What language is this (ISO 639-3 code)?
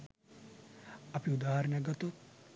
sin